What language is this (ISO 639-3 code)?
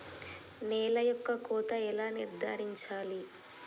tel